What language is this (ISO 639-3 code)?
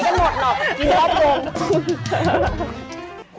tha